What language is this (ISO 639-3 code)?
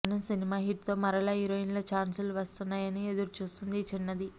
tel